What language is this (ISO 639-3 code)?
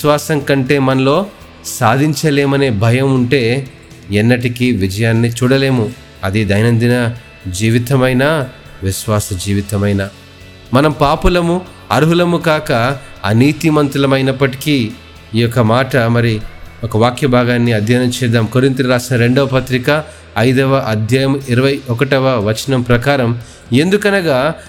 tel